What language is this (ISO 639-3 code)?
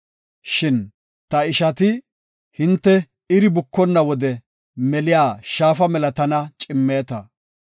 gof